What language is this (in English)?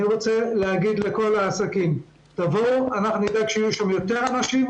Hebrew